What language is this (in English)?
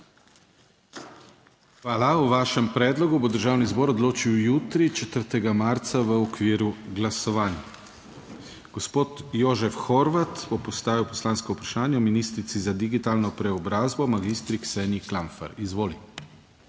Slovenian